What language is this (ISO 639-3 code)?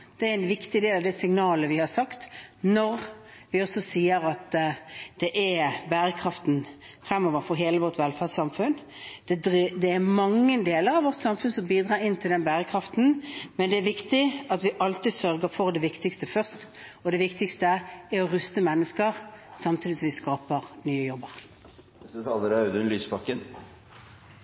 nob